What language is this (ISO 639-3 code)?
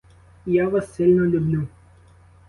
ukr